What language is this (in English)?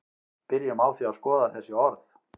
Icelandic